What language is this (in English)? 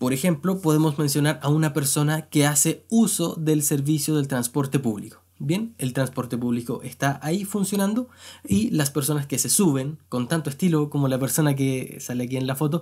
Spanish